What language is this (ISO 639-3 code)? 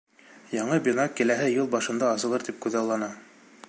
bak